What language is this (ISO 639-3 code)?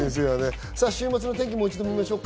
jpn